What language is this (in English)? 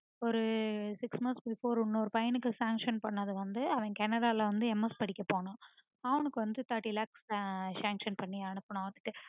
Tamil